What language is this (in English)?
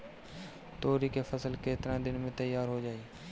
Bhojpuri